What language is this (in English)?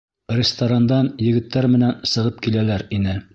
Bashkir